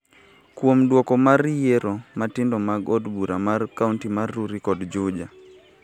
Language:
Luo (Kenya and Tanzania)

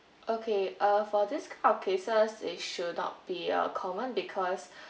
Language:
English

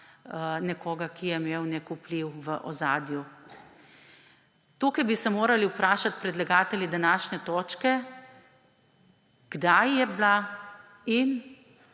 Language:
Slovenian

